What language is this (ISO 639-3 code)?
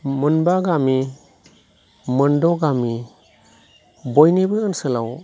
brx